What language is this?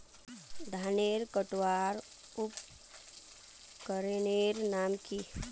Magahi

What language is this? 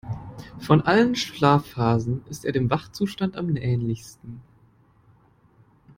German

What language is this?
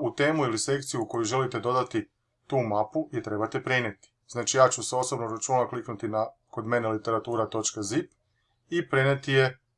Croatian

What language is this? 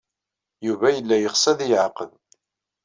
Kabyle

